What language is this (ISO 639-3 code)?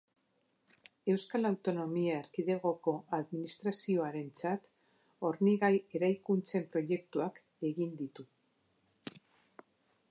eus